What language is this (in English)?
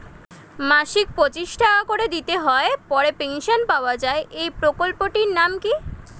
Bangla